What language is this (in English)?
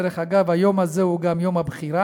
Hebrew